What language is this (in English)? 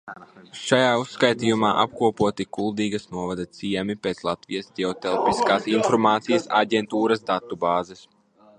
Latvian